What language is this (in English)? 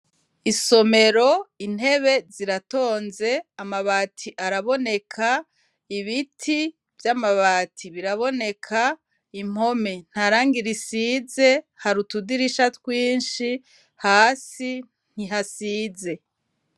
Rundi